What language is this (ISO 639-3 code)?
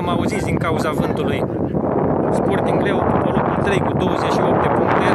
ron